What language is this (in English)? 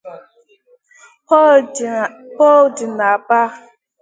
Igbo